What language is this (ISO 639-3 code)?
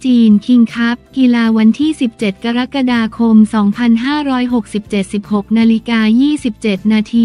tha